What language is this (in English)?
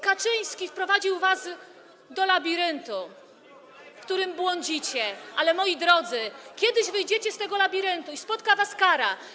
Polish